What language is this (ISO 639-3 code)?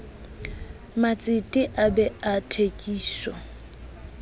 sot